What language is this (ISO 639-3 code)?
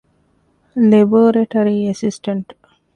div